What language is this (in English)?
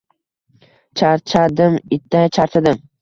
Uzbek